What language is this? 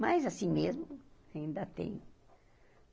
Portuguese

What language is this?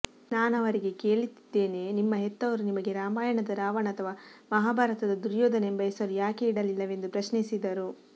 Kannada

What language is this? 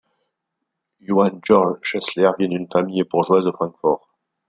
French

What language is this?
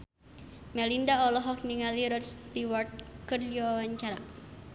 Sundanese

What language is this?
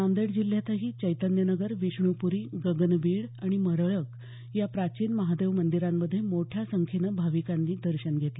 Marathi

